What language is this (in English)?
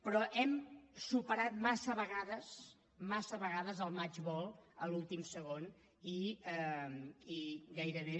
Catalan